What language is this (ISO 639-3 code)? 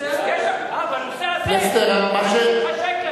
heb